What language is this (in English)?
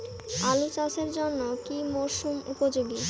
Bangla